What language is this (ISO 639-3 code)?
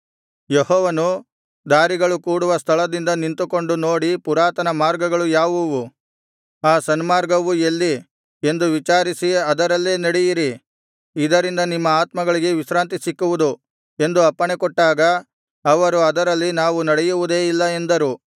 kan